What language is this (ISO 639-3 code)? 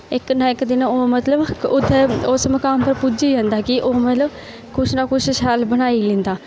doi